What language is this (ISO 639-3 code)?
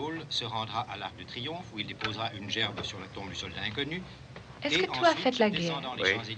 fra